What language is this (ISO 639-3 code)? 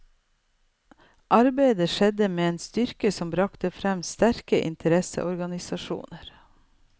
nor